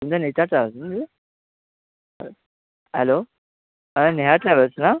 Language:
Marathi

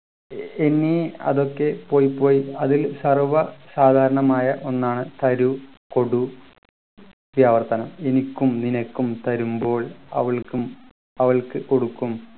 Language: Malayalam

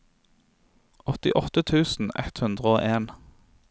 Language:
Norwegian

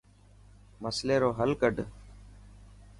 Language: Dhatki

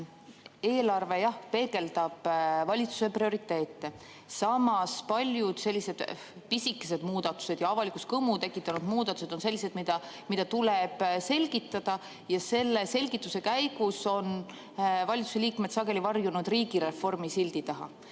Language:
Estonian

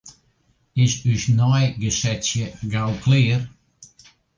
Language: Western Frisian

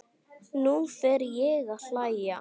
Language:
Icelandic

